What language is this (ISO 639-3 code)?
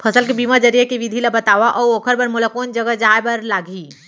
hne